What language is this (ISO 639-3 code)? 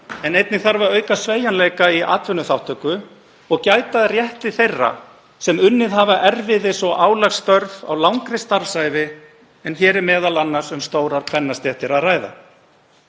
isl